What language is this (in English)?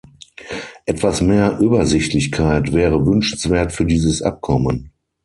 German